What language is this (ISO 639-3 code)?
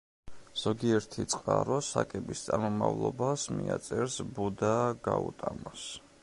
kat